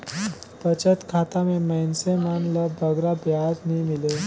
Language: Chhattisgarhi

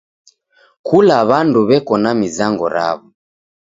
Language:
Taita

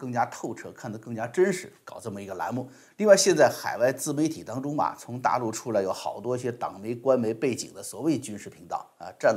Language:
Chinese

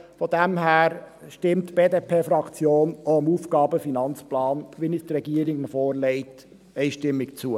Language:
Swiss German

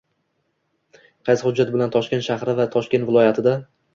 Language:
Uzbek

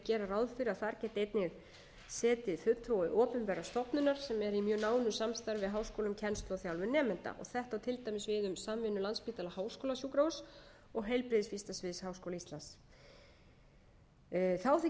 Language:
Icelandic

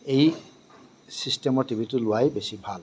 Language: Assamese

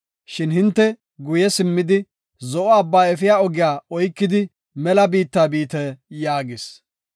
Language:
Gofa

